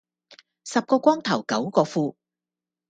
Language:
Cantonese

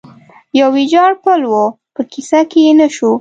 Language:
Pashto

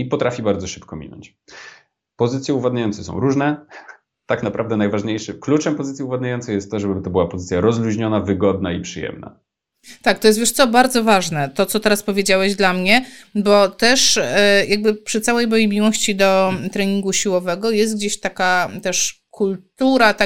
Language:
Polish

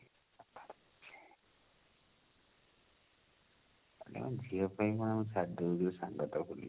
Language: Odia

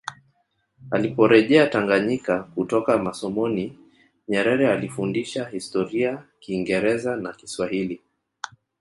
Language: Swahili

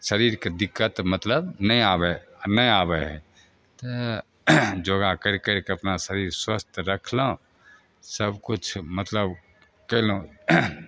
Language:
Maithili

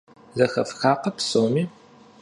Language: Kabardian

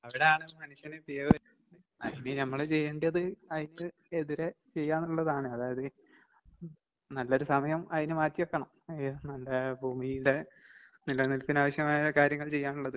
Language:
Malayalam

